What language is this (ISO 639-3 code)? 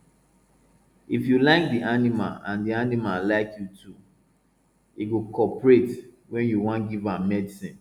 pcm